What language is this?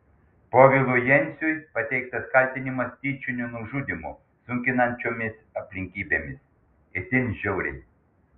Lithuanian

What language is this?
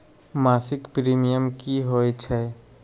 Magahi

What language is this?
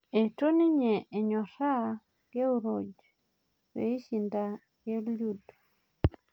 Masai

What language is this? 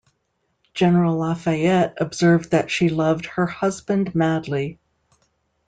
English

